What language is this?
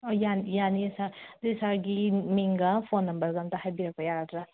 Manipuri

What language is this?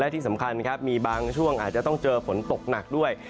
Thai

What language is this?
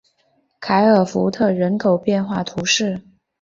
Chinese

